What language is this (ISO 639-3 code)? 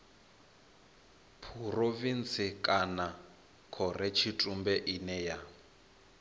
ven